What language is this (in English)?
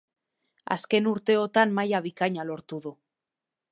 Basque